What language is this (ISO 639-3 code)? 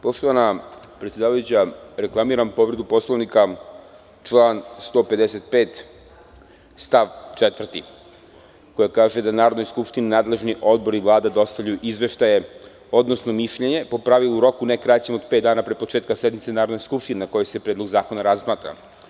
srp